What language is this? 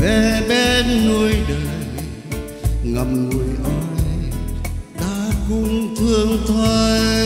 Vietnamese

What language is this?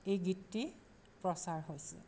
Assamese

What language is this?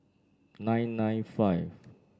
English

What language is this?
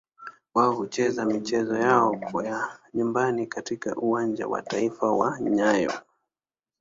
Swahili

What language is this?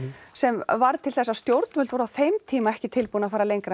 Icelandic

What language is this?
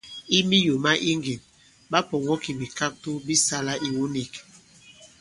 Bankon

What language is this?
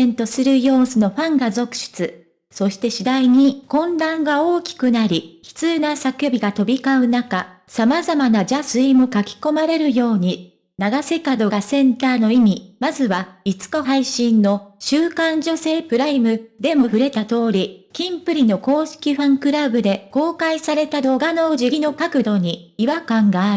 Japanese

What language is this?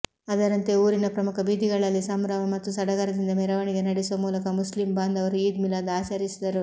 Kannada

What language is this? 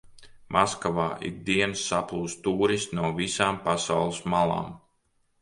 Latvian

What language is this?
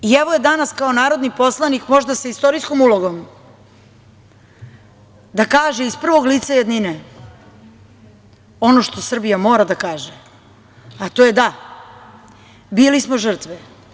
Serbian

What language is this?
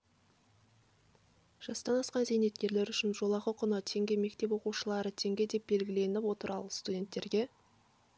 Kazakh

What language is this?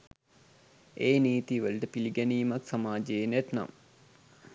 Sinhala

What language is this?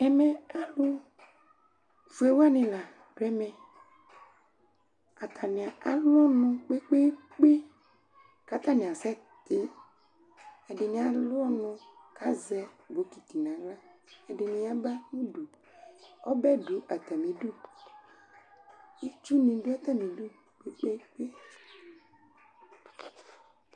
Ikposo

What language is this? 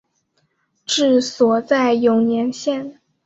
Chinese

